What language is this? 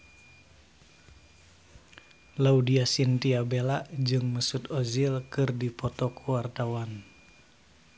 Sundanese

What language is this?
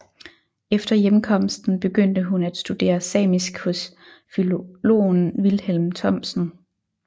Danish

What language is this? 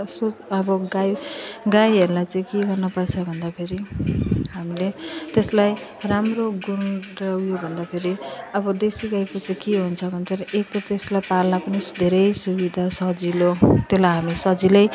Nepali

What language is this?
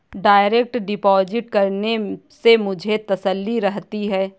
Hindi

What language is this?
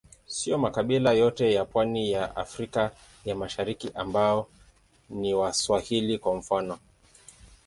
Swahili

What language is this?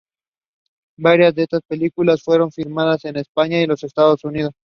Spanish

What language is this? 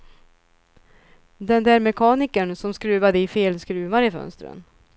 Swedish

